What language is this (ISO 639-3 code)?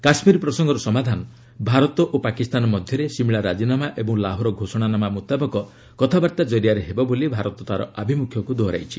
ori